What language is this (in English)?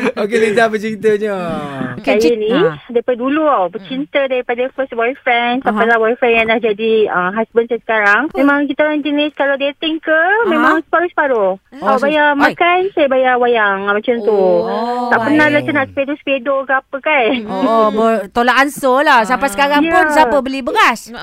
Malay